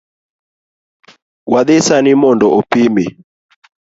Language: Luo (Kenya and Tanzania)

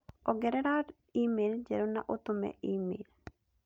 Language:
Kikuyu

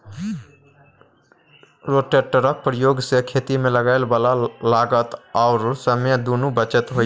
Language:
Maithili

